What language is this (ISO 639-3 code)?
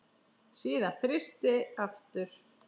isl